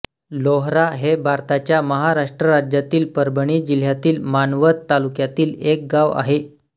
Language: Marathi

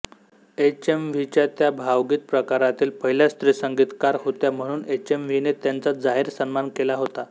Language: Marathi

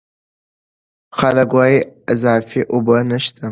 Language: Pashto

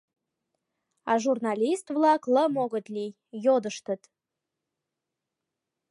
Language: Mari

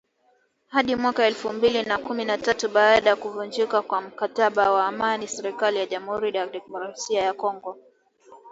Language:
Swahili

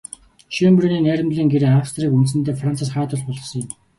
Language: Mongolian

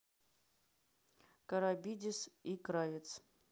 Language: Russian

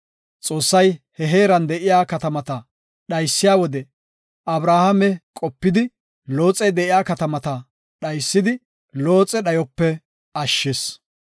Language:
Gofa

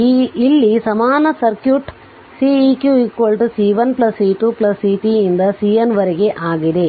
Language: Kannada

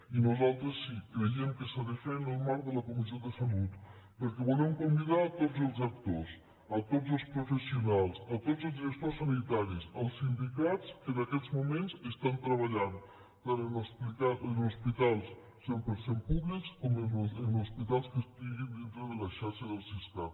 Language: Catalan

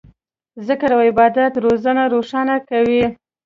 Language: Pashto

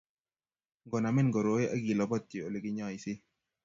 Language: Kalenjin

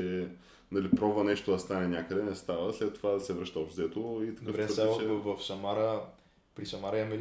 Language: Bulgarian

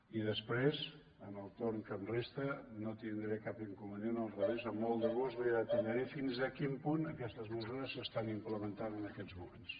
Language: Catalan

